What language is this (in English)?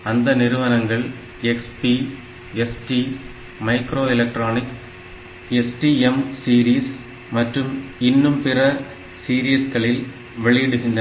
Tamil